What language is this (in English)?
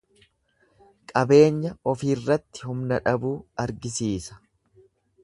Oromo